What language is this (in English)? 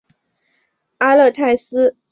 Chinese